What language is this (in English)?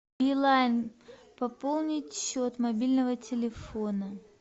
Russian